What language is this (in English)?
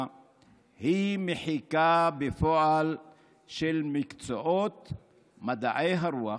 Hebrew